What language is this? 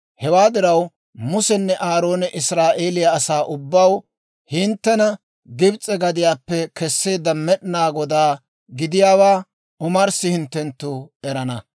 Dawro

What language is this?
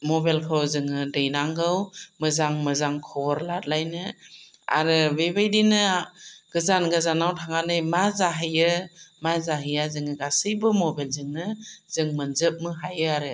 Bodo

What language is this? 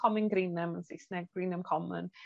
Welsh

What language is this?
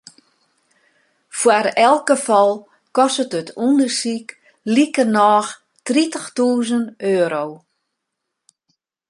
Western Frisian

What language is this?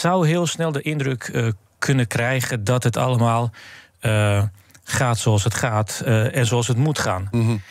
Dutch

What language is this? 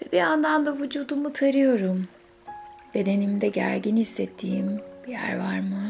Turkish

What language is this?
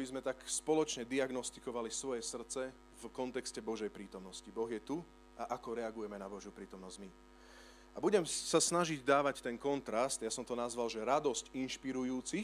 Slovak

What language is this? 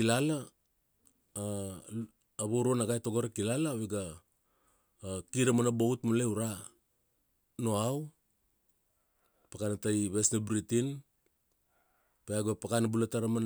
Kuanua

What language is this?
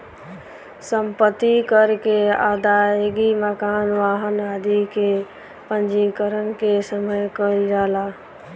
Bhojpuri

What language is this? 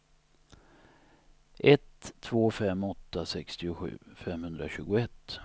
Swedish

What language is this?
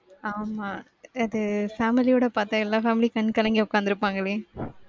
Tamil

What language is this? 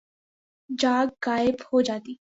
Urdu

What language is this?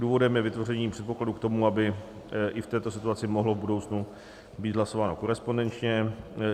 Czech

